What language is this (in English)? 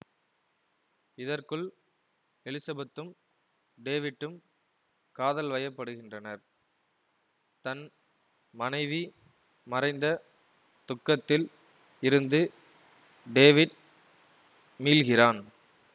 Tamil